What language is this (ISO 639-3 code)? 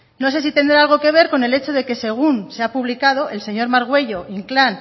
spa